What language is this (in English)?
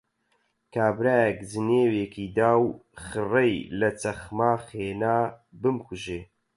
Central Kurdish